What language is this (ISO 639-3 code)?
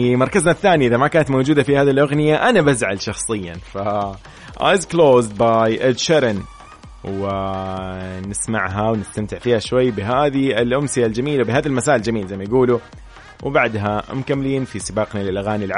ara